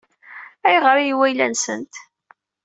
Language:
Kabyle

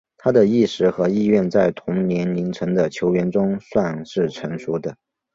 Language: Chinese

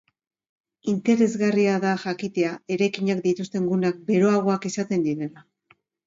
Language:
Basque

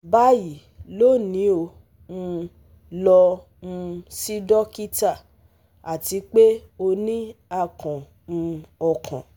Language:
Yoruba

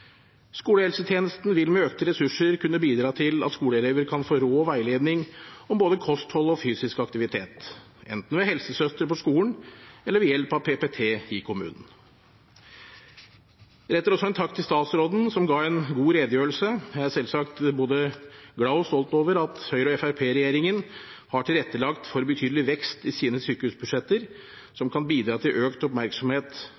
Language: Norwegian Bokmål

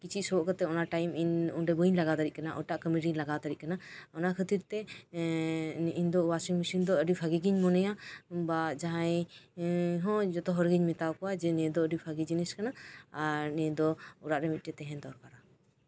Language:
Santali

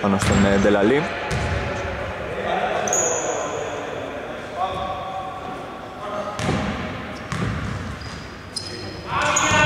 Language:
Greek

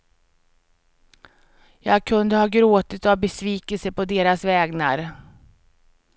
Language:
Swedish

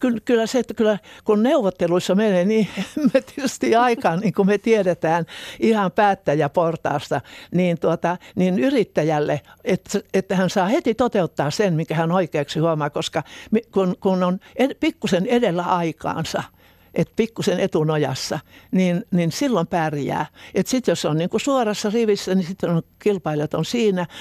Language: Finnish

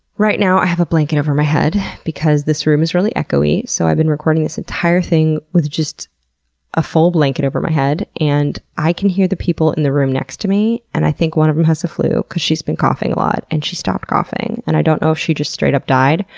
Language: English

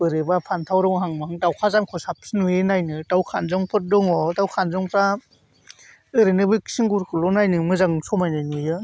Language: Bodo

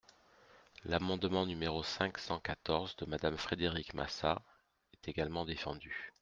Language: French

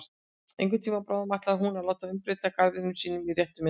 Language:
Icelandic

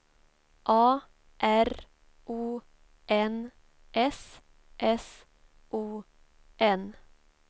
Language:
Swedish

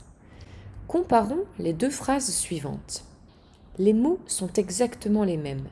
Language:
French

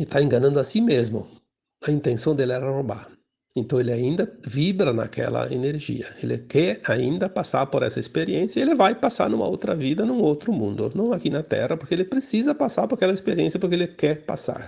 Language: Portuguese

